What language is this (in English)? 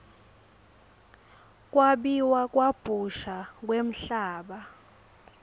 Swati